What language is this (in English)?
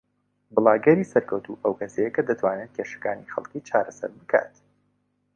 Central Kurdish